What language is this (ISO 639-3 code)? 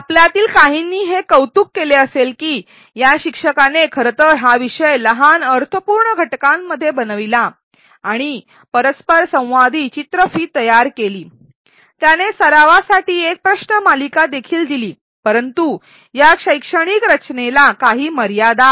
mar